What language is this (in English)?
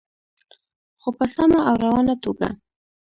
Pashto